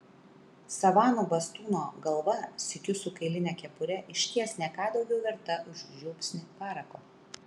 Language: Lithuanian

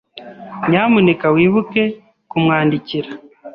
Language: Kinyarwanda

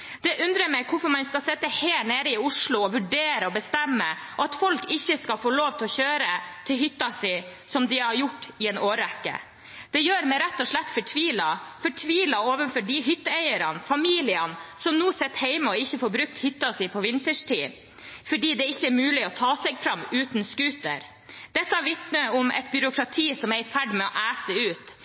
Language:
Norwegian Bokmål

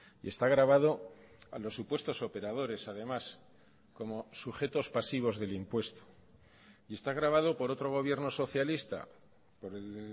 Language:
Spanish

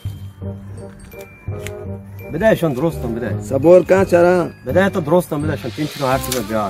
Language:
Arabic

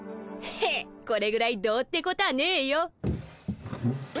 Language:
Japanese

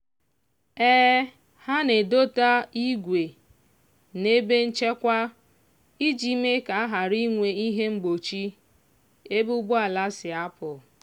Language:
Igbo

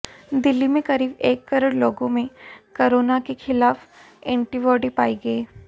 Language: Hindi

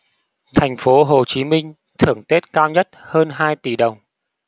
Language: Vietnamese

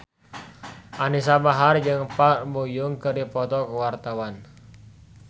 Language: Sundanese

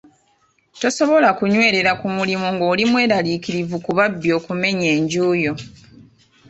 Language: Ganda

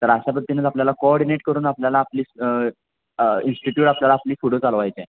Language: Marathi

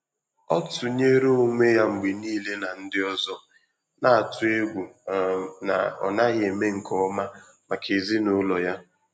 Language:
Igbo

